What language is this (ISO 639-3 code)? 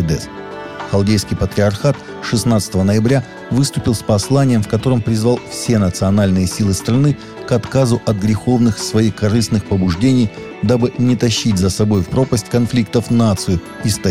rus